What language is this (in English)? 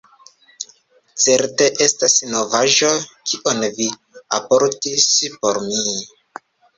Esperanto